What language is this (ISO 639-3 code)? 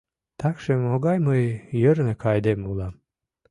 chm